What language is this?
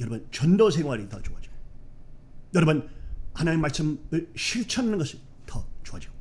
Korean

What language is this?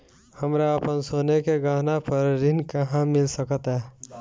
Bhojpuri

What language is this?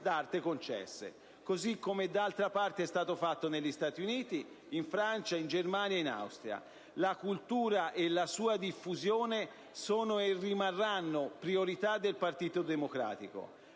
Italian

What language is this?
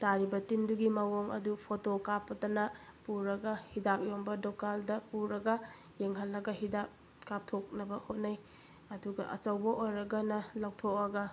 Manipuri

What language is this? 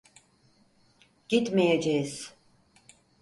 Turkish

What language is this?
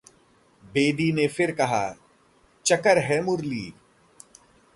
Hindi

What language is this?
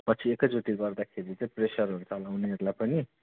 Nepali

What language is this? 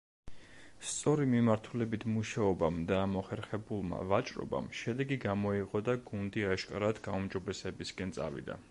Georgian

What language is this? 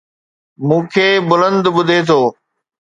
Sindhi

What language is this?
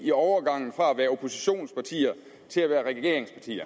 Danish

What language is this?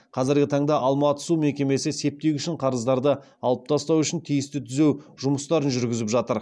Kazakh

